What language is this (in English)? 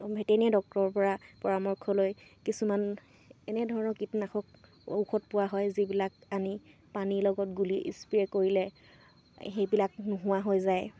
Assamese